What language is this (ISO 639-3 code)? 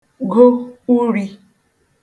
ibo